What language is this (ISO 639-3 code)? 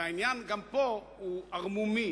heb